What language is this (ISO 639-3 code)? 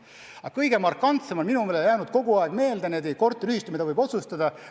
est